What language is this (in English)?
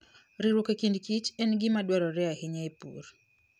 Luo (Kenya and Tanzania)